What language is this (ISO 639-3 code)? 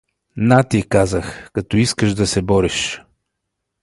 bul